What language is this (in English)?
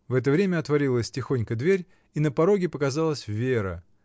Russian